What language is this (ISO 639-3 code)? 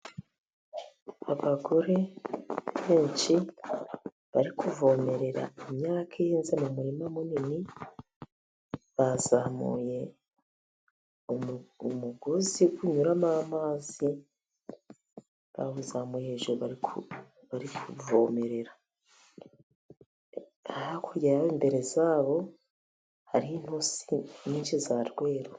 kin